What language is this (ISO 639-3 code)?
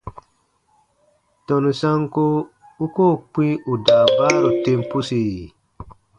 bba